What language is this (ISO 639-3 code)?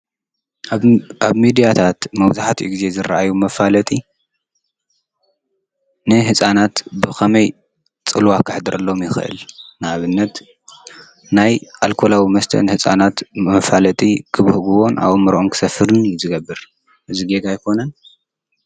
tir